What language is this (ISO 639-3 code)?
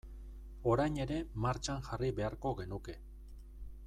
eus